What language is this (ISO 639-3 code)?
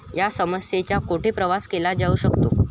mar